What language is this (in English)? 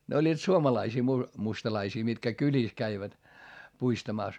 Finnish